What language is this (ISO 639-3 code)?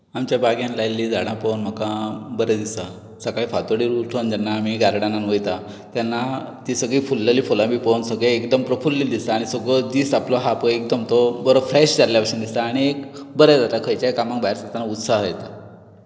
kok